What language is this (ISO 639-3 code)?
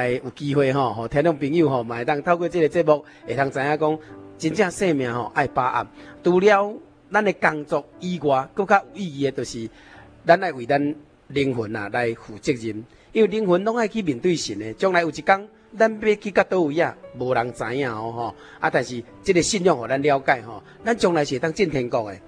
zho